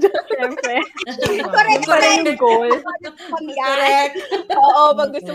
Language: Filipino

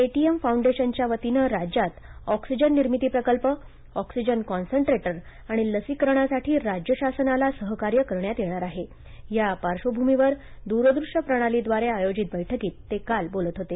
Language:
Marathi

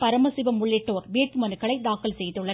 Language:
Tamil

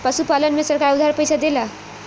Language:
Bhojpuri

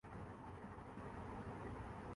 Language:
Urdu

